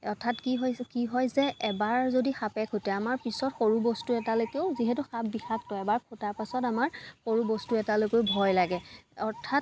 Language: Assamese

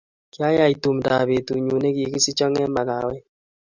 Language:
Kalenjin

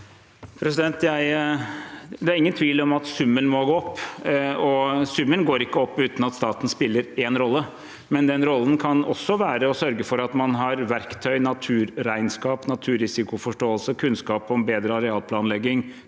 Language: Norwegian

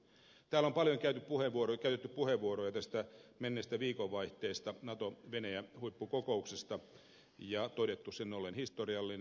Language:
Finnish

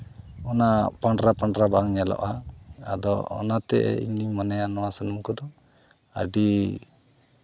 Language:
Santali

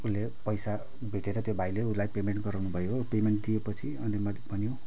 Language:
Nepali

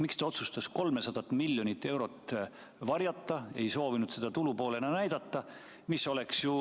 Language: Estonian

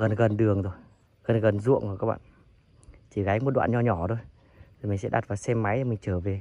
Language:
Vietnamese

